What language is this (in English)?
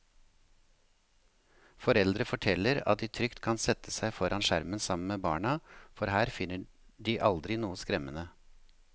Norwegian